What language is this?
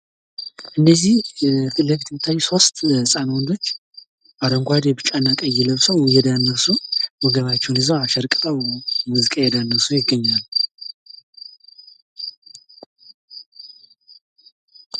Amharic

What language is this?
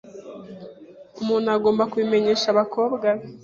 Kinyarwanda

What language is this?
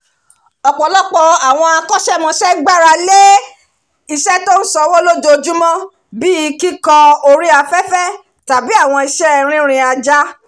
Yoruba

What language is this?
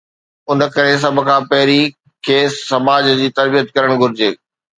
Sindhi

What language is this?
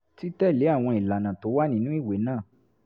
Yoruba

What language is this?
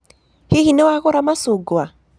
Kikuyu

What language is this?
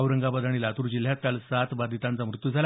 Marathi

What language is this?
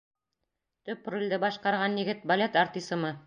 Bashkir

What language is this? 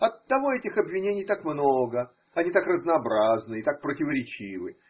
Russian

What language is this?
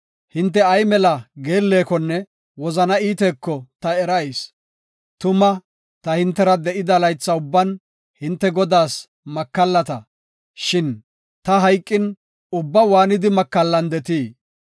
Gofa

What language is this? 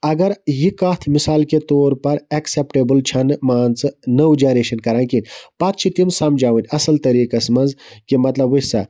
Kashmiri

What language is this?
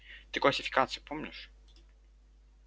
Russian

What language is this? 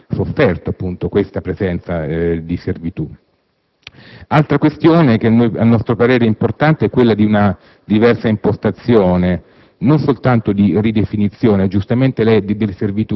Italian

